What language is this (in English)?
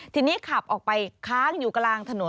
Thai